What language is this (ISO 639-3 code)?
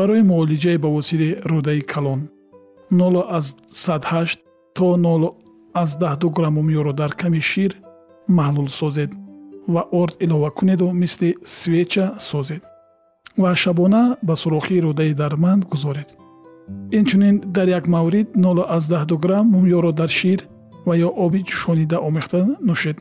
fas